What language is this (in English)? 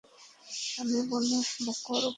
Bangla